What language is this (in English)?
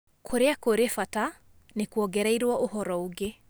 Kikuyu